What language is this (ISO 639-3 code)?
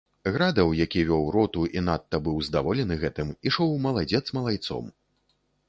bel